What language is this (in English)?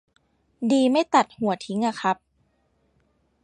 Thai